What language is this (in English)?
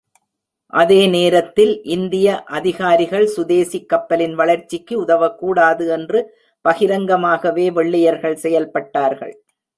Tamil